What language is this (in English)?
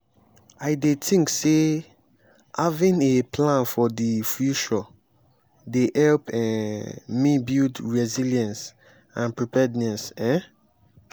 Nigerian Pidgin